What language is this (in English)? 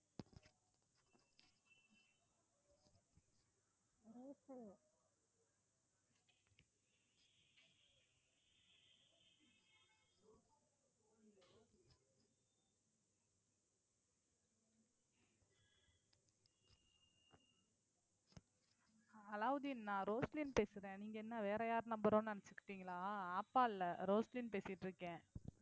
Tamil